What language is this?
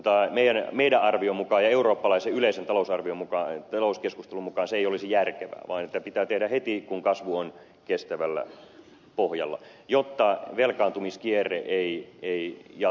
Finnish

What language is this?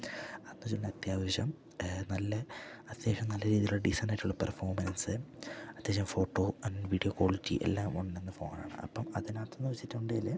Malayalam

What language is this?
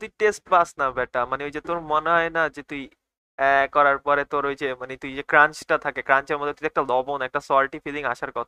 Bangla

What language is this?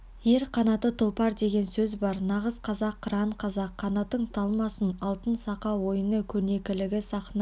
Kazakh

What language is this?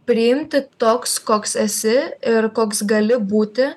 Lithuanian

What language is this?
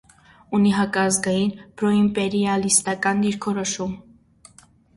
Armenian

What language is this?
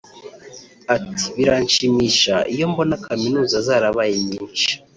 Kinyarwanda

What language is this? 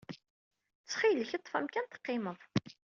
Kabyle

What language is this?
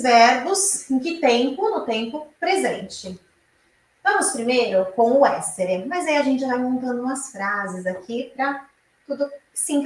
Portuguese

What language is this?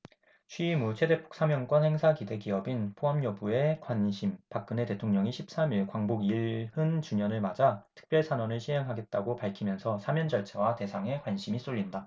Korean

